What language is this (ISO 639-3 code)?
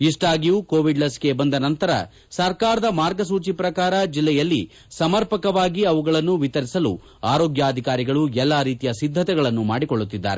kan